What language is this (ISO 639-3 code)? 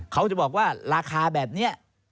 tha